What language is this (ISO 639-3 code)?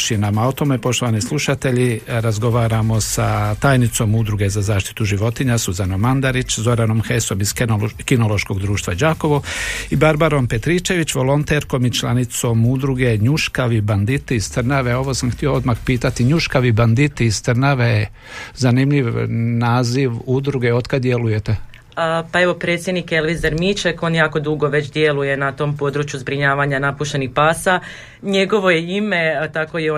hrv